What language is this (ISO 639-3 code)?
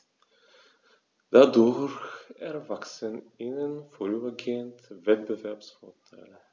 deu